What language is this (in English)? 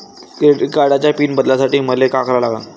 Marathi